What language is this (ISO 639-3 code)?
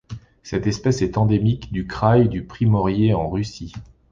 fra